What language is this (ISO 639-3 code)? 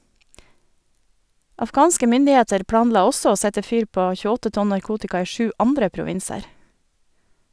nor